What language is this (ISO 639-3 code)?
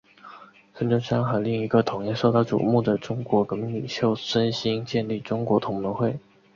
zho